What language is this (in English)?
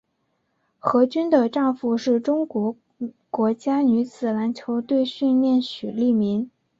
Chinese